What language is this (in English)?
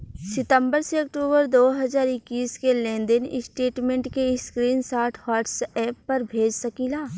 Bhojpuri